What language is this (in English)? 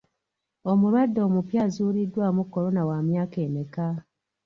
Ganda